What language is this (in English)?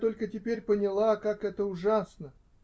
Russian